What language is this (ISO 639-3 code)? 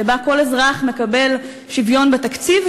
heb